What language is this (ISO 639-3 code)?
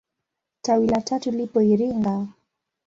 swa